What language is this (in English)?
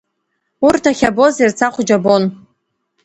Abkhazian